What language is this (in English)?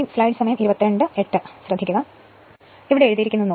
Malayalam